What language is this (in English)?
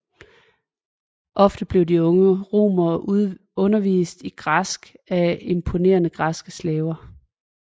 Danish